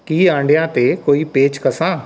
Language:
Punjabi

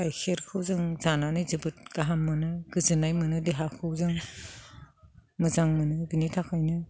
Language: Bodo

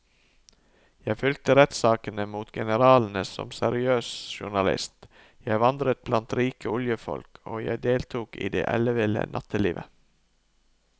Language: Norwegian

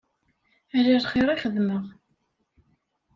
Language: Kabyle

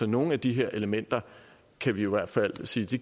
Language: Danish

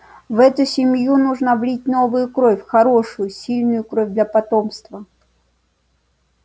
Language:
Russian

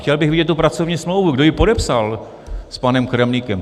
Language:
Czech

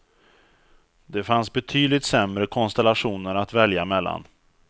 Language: Swedish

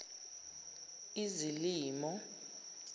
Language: Zulu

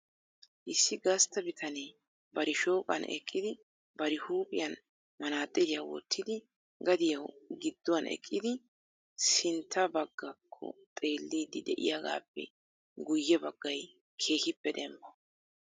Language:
Wolaytta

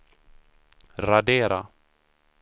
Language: Swedish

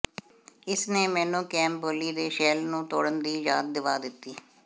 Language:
Punjabi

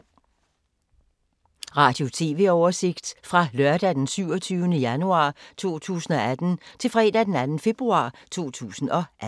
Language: Danish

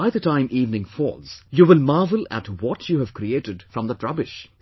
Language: English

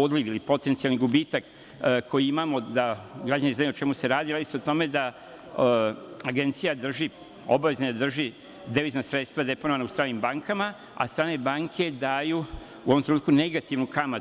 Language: Serbian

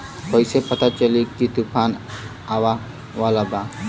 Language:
Bhojpuri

